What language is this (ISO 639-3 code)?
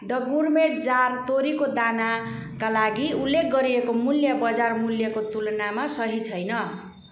nep